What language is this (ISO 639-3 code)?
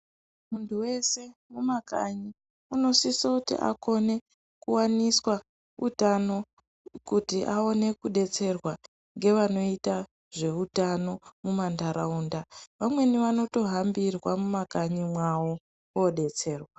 ndc